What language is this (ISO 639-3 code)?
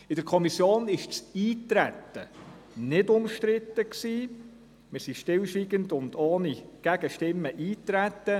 gsw